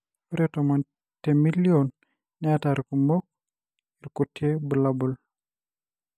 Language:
Masai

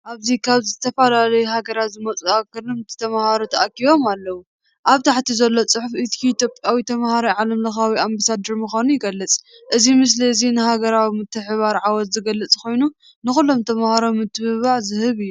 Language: Tigrinya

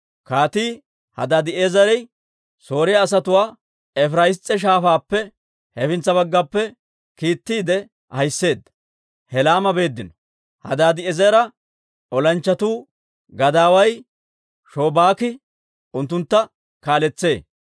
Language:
Dawro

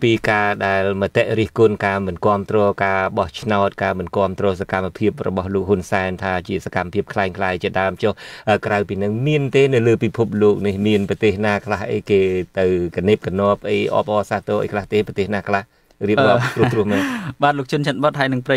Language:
Vietnamese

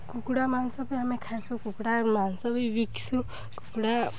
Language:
Odia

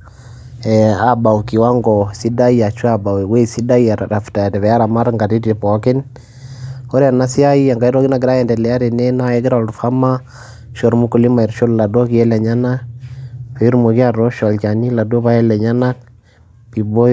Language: Masai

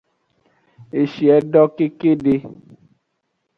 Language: Aja (Benin)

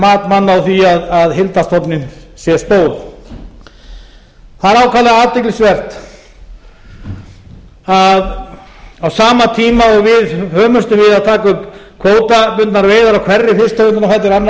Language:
Icelandic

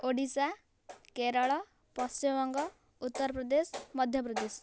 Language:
Odia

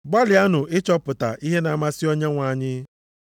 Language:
Igbo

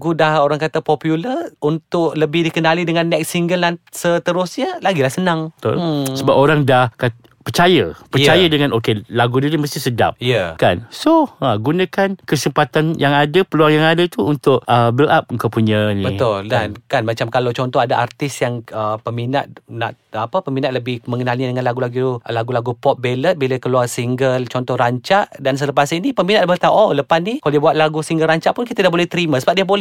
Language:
Malay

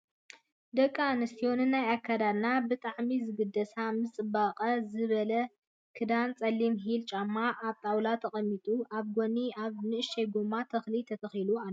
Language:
Tigrinya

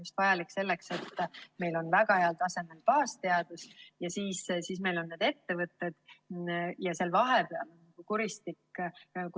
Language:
Estonian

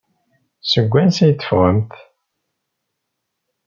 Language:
Kabyle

